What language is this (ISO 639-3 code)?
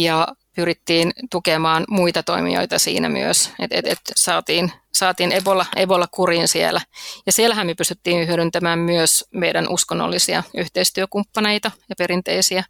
fin